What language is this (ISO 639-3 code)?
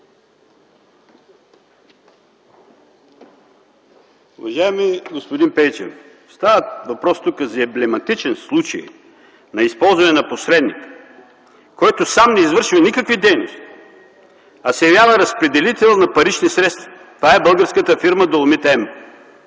bul